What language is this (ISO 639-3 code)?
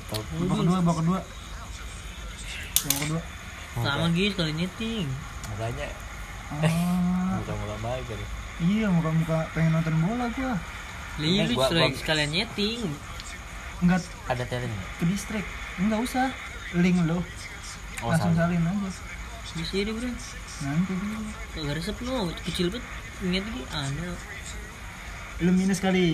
ind